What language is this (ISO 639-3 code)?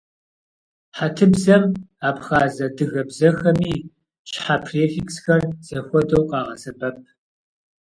kbd